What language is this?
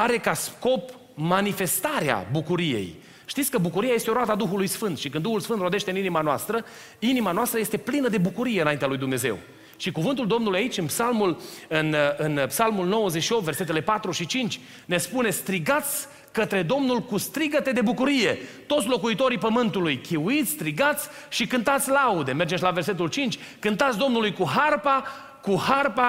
Romanian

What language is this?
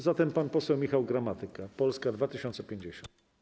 Polish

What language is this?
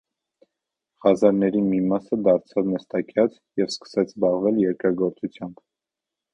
Armenian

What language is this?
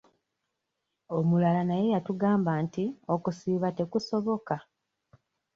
Ganda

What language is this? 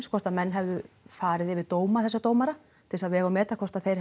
Icelandic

